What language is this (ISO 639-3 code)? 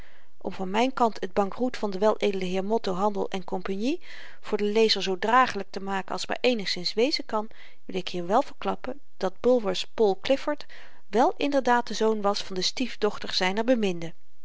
nld